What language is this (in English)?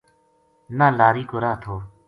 Gujari